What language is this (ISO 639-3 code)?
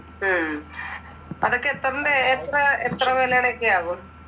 mal